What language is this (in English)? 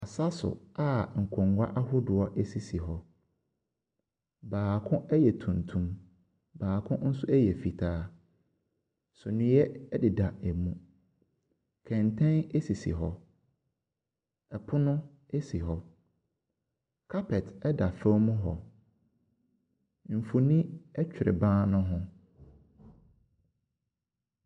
Akan